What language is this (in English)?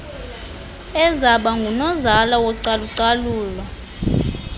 Xhosa